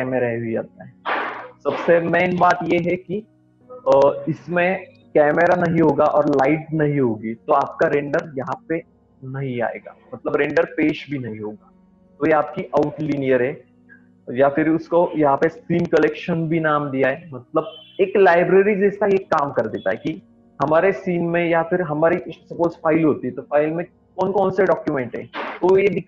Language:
Hindi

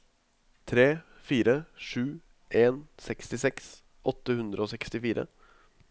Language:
Norwegian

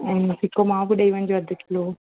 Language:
Sindhi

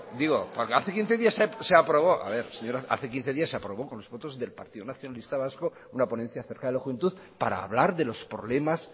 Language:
Spanish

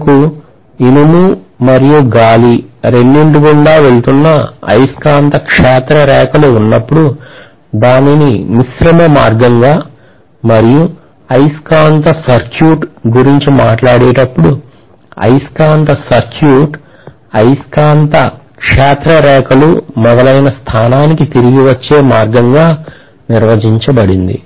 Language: Telugu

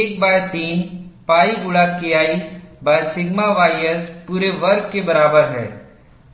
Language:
Hindi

